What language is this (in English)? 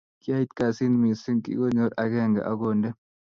Kalenjin